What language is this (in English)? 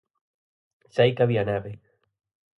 Galician